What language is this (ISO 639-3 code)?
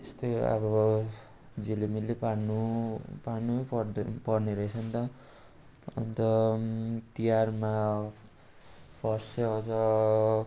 nep